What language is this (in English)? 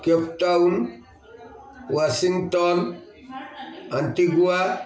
Odia